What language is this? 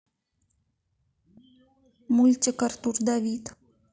Russian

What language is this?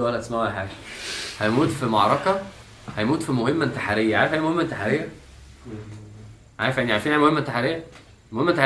Arabic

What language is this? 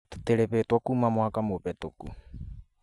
Kikuyu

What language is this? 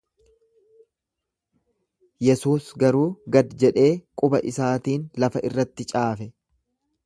Oromo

